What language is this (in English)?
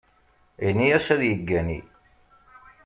Kabyle